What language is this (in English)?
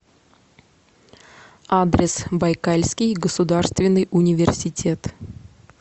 Russian